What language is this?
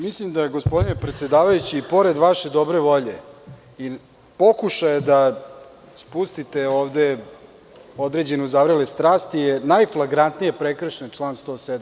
Serbian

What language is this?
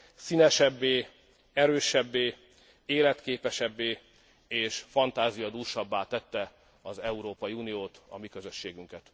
Hungarian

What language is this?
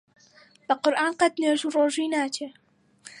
Central Kurdish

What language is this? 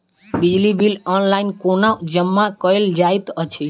Maithili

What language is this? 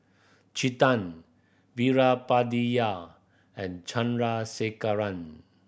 English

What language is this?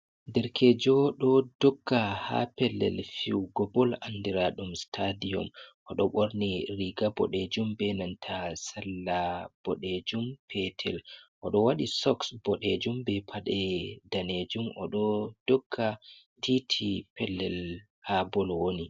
Fula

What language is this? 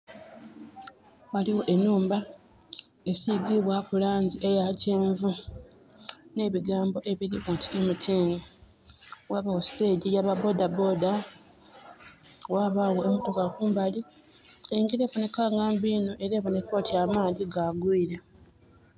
Soga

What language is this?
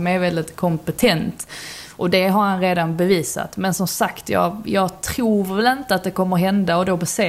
Swedish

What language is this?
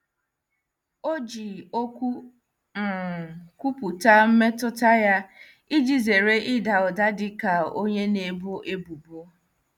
Igbo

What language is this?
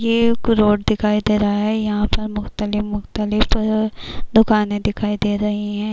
Urdu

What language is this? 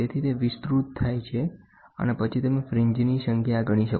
Gujarati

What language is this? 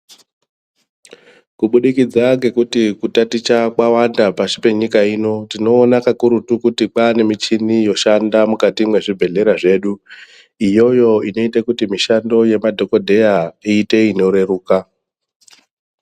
Ndau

